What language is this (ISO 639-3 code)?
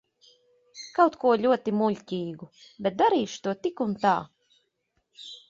lav